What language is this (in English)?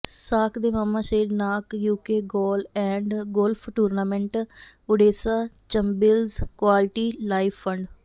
Punjabi